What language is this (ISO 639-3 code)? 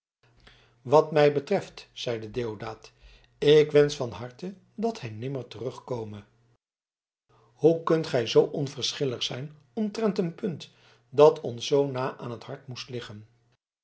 nld